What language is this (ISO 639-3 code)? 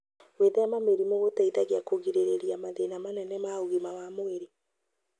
kik